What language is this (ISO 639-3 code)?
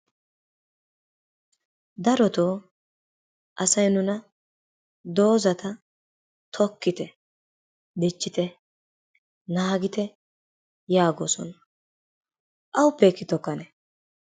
wal